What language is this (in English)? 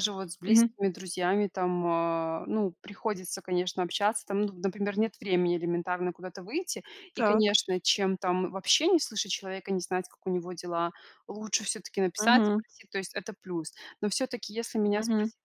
Russian